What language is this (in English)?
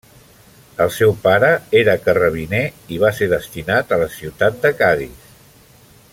Catalan